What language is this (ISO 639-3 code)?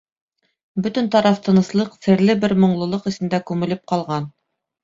bak